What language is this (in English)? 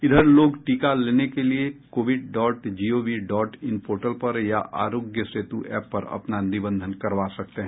Hindi